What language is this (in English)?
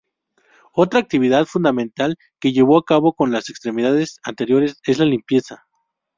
Spanish